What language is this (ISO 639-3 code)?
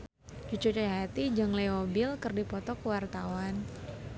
sun